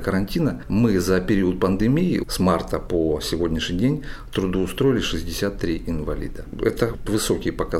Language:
Russian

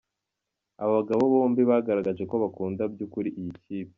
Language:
Kinyarwanda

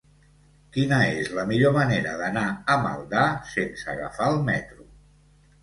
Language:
Catalan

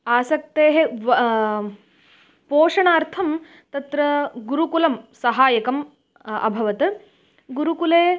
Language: Sanskrit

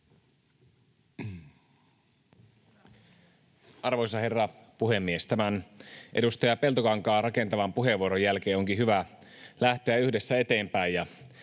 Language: Finnish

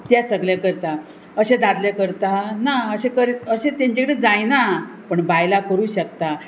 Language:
Konkani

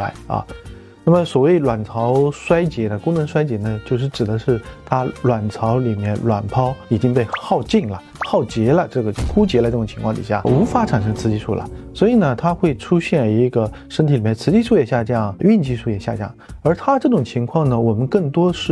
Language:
Chinese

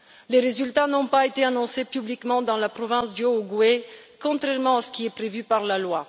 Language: French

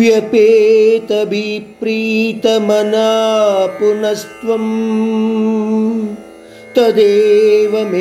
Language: Hindi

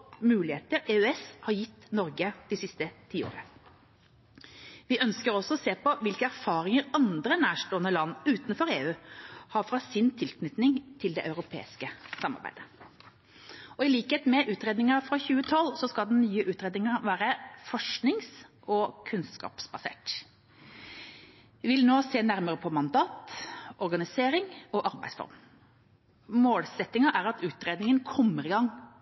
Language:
Norwegian Bokmål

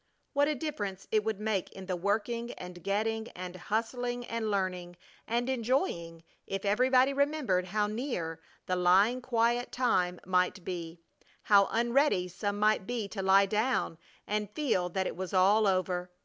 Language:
English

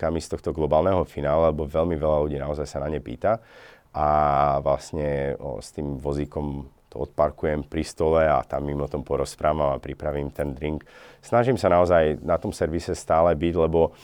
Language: Slovak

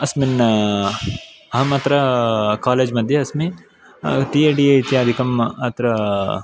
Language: Sanskrit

